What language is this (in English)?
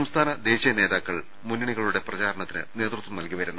Malayalam